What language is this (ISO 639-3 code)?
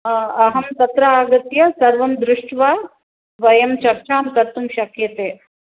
san